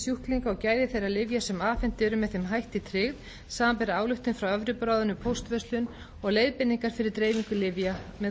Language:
Icelandic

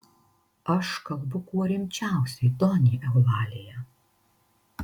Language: Lithuanian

